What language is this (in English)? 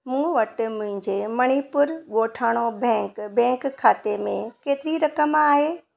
Sindhi